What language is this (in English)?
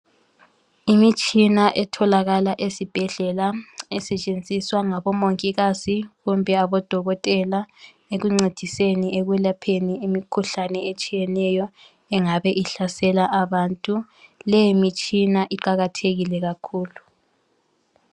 North Ndebele